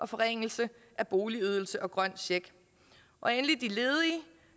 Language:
Danish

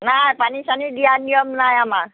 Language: Assamese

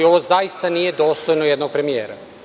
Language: Serbian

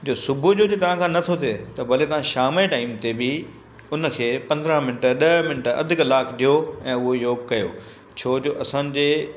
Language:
Sindhi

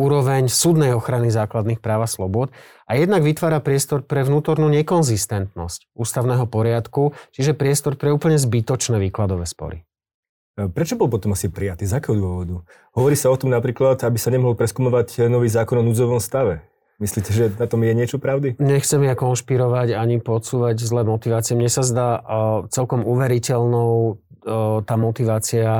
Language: Slovak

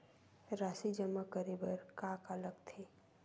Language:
Chhattisgarhi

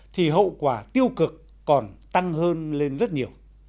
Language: Vietnamese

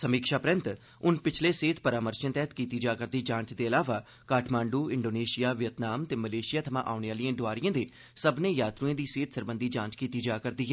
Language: Dogri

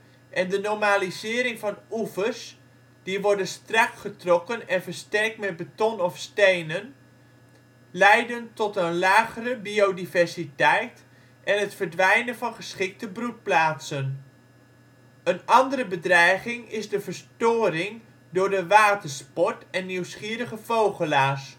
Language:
Dutch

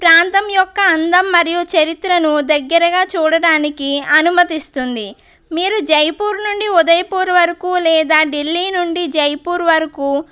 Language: Telugu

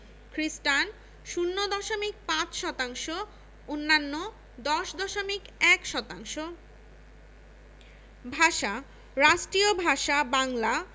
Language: Bangla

